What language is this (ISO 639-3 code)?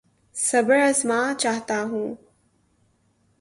urd